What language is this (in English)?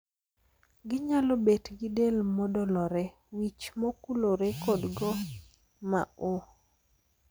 Luo (Kenya and Tanzania)